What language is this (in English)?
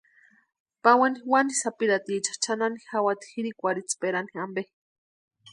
Western Highland Purepecha